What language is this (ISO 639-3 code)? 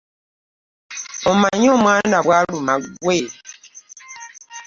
lug